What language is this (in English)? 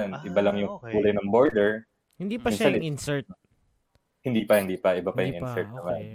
Filipino